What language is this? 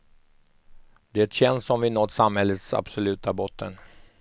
Swedish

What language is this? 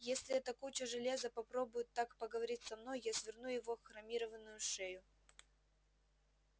Russian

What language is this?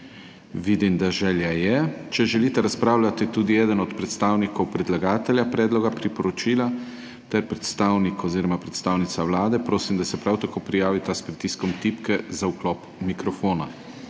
Slovenian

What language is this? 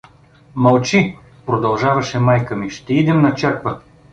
Bulgarian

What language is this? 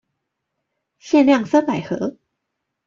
Chinese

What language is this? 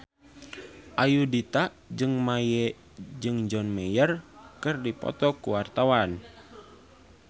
Sundanese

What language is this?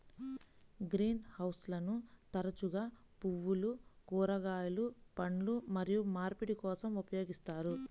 Telugu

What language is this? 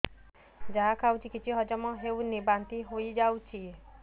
Odia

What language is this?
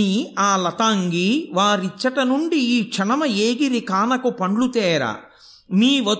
Telugu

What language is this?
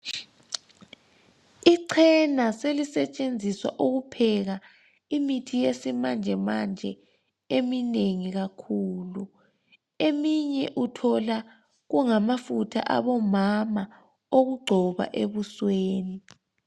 North Ndebele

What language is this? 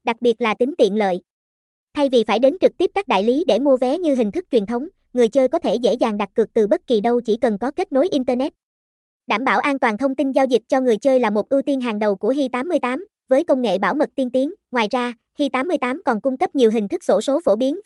Vietnamese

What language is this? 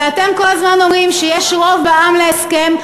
Hebrew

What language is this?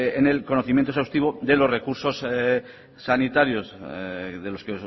Spanish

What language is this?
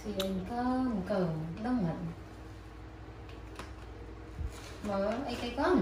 Vietnamese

